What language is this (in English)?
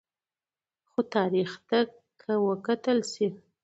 Pashto